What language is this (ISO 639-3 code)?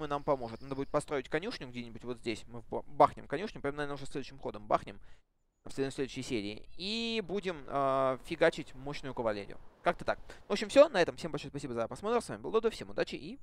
rus